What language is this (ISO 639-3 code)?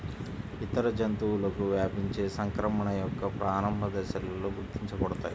tel